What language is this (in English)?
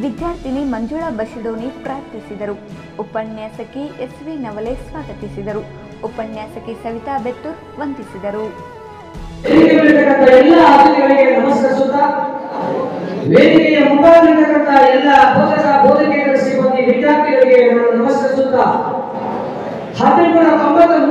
Indonesian